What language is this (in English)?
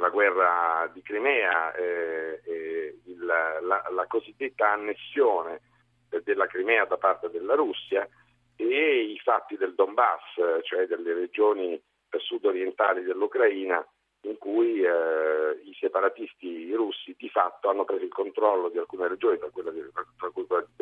Italian